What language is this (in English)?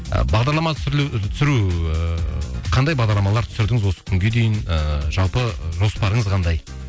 Kazakh